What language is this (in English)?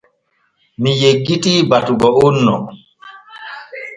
Borgu Fulfulde